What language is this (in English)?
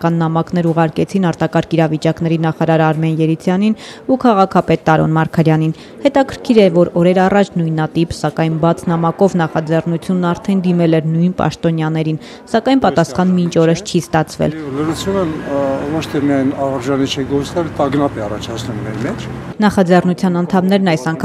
Romanian